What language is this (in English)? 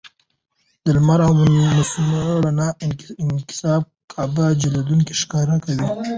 Pashto